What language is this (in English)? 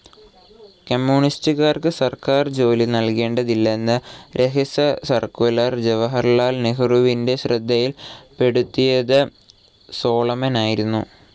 Malayalam